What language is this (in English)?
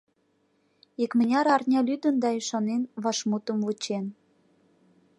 Mari